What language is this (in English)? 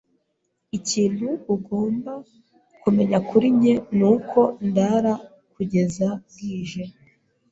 Kinyarwanda